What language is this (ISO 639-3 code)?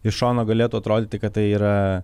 lit